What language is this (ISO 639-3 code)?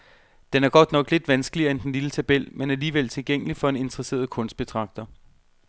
dan